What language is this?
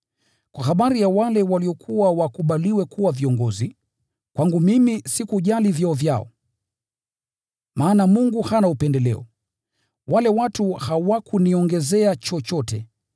Swahili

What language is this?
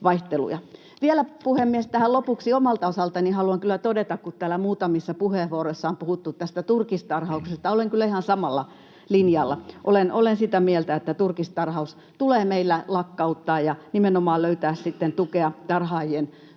Finnish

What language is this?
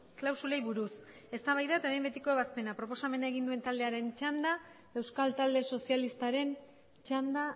Basque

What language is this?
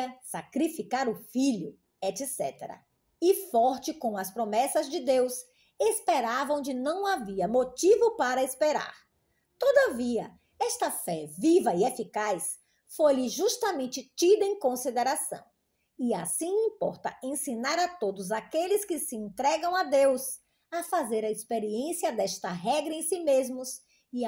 Portuguese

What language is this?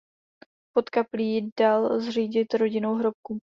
Czech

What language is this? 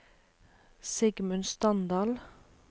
Norwegian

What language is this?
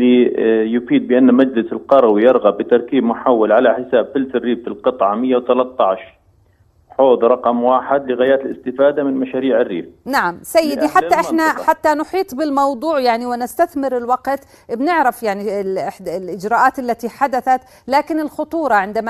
Arabic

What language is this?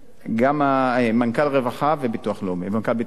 Hebrew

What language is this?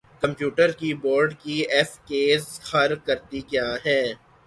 Urdu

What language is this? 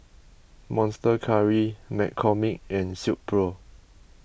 English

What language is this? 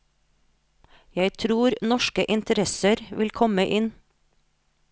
Norwegian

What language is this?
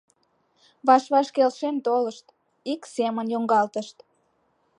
Mari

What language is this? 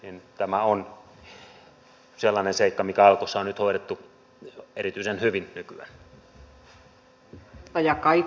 Finnish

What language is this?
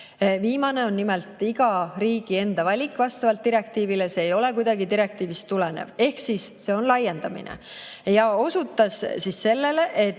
Estonian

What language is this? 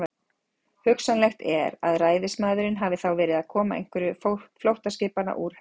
Icelandic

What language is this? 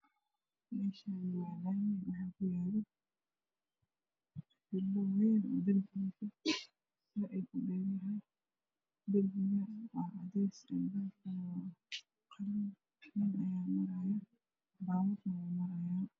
Somali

